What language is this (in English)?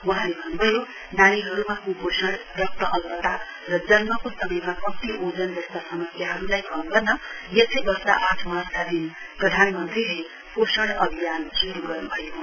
Nepali